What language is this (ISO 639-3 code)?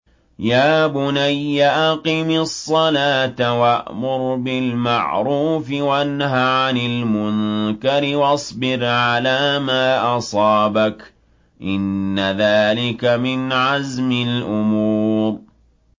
ara